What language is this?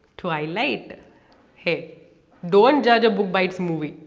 English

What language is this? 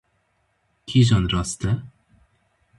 Kurdish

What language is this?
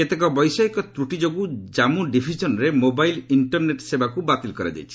Odia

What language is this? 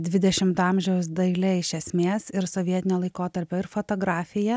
Lithuanian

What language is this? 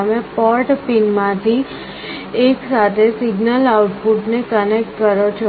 Gujarati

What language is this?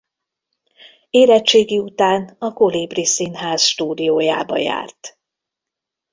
Hungarian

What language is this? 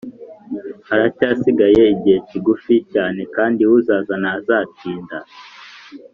Kinyarwanda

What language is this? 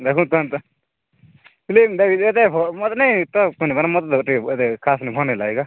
Odia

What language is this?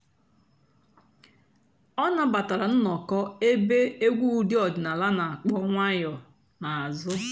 Igbo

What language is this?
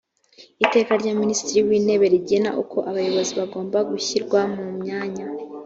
Kinyarwanda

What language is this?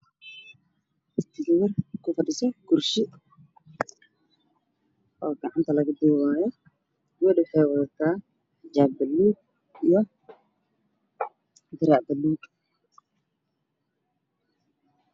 Somali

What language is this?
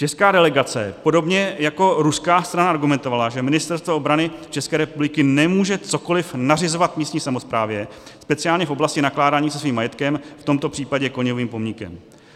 Czech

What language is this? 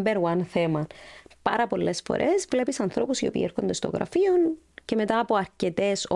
Greek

